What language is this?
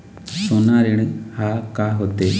Chhattisgarhi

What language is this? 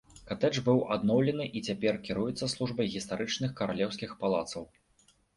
Belarusian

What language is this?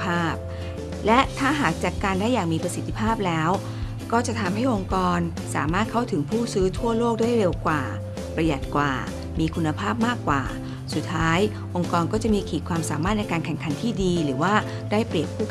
Thai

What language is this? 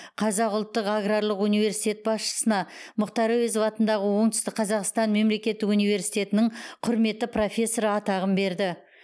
Kazakh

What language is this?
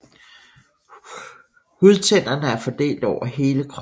Danish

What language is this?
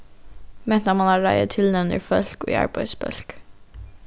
Faroese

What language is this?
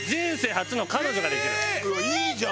Japanese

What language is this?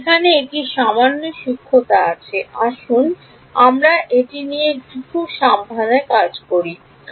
Bangla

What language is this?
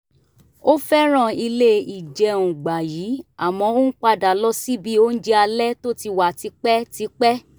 Yoruba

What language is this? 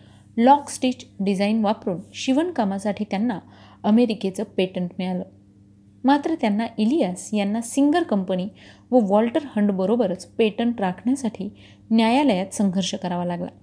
Marathi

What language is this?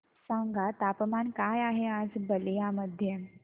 Marathi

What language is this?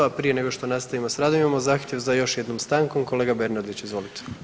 Croatian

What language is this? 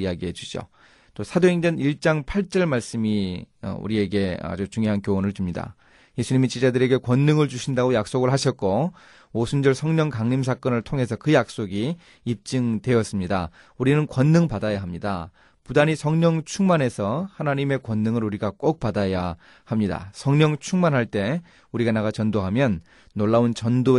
Korean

